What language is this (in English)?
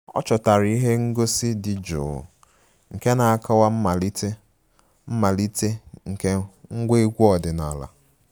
Igbo